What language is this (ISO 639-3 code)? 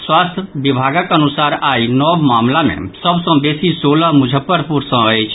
mai